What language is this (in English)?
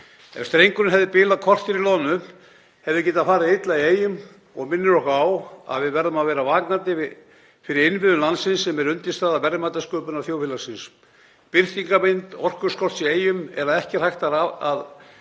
Icelandic